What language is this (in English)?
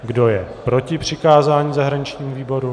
Czech